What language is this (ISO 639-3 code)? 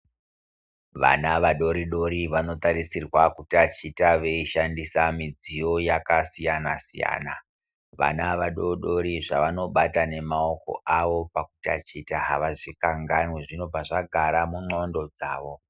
ndc